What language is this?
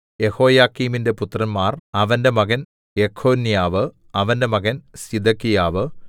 Malayalam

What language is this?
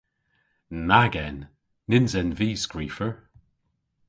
Cornish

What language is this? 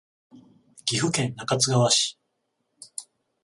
Japanese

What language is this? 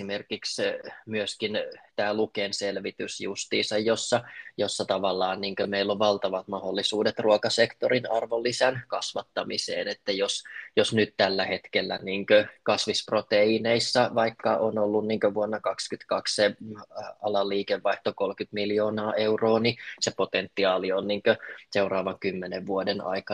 Finnish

